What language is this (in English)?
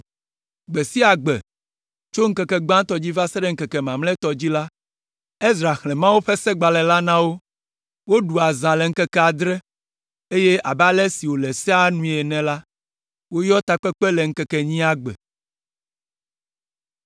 Ewe